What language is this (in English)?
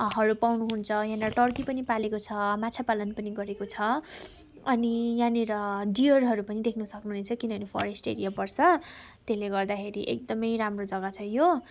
Nepali